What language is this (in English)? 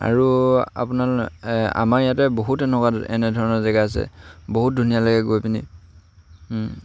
Assamese